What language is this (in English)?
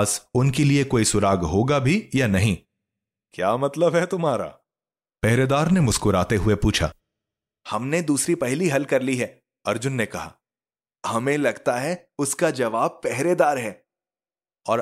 Hindi